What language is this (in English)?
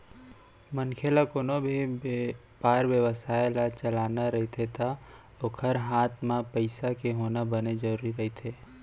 Chhattisgarhi